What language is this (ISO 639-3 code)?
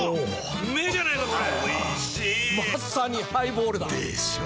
jpn